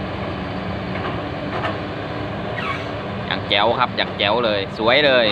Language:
Thai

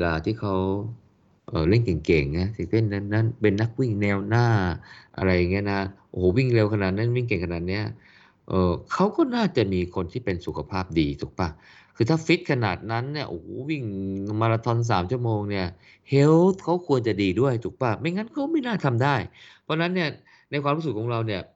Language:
Thai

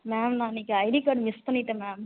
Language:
Tamil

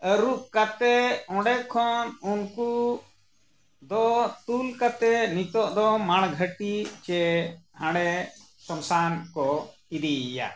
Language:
Santali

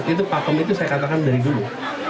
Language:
Indonesian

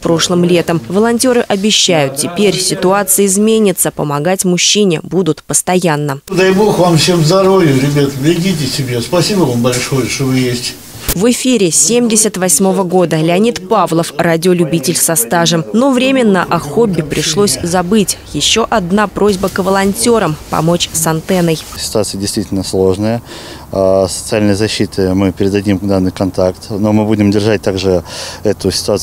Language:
Russian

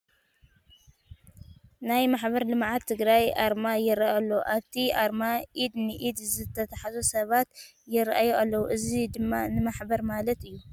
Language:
Tigrinya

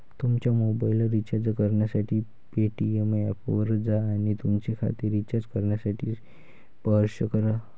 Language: Marathi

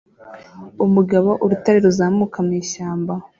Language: Kinyarwanda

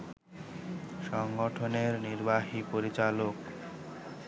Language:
Bangla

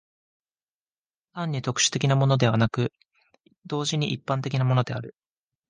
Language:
Japanese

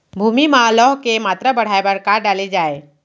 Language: Chhattisgarhi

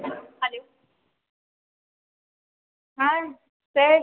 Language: Bangla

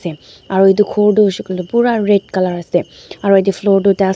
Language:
Naga Pidgin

